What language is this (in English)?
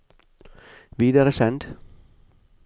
Norwegian